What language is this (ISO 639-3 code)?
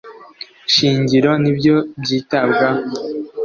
kin